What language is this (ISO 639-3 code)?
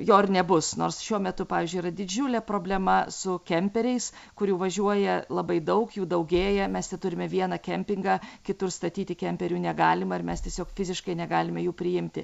lit